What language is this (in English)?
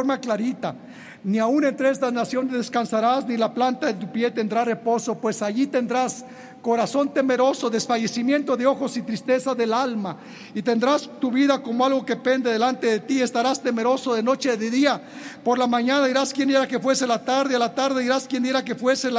Spanish